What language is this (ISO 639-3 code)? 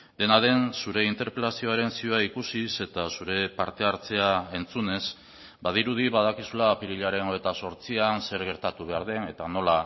eus